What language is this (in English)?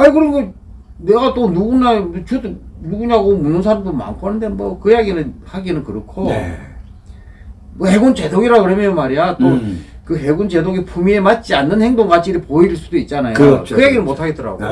Korean